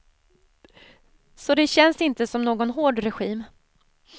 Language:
Swedish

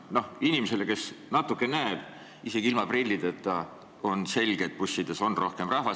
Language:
Estonian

